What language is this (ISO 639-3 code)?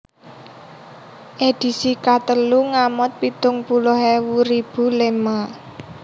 jav